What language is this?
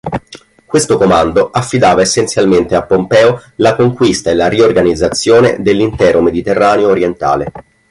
Italian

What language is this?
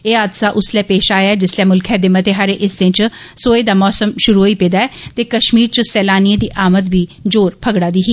Dogri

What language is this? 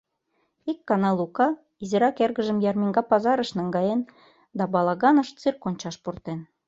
Mari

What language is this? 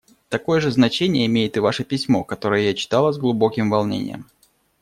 Russian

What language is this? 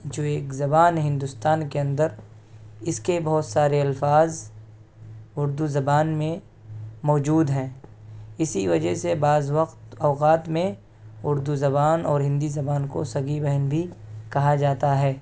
Urdu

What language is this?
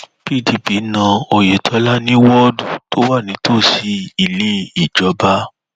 Yoruba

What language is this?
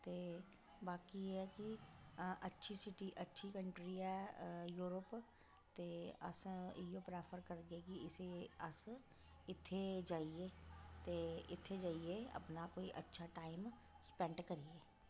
Dogri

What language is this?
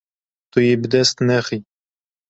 Kurdish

